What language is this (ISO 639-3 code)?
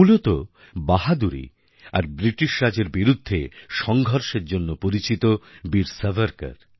ben